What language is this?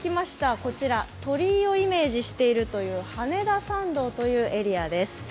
Japanese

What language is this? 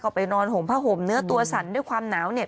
Thai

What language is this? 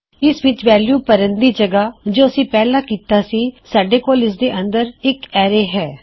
Punjabi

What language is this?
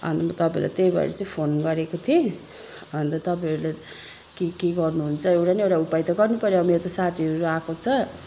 Nepali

